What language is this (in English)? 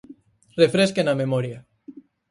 Galician